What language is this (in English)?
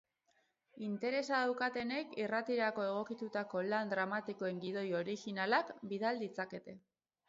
Basque